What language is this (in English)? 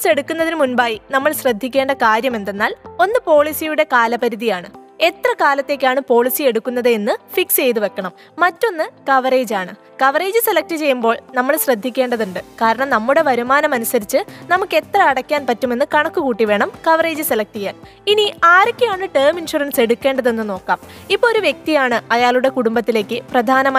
Malayalam